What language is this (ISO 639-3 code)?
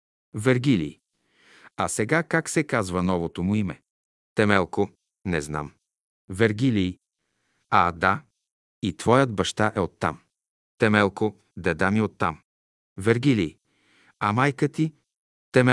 bul